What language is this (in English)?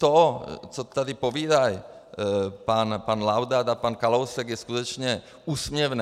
Czech